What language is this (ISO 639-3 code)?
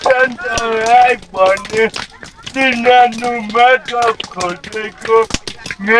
tha